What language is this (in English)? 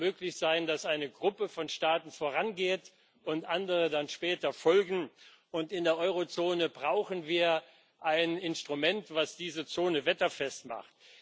German